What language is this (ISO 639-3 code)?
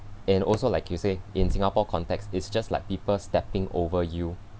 eng